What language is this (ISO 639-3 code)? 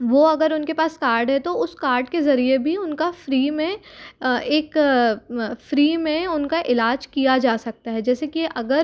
hin